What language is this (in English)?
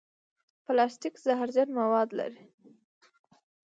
Pashto